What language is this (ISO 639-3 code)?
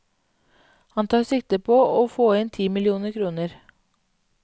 nor